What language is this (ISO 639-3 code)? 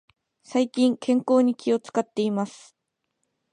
jpn